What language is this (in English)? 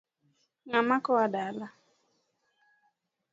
Luo (Kenya and Tanzania)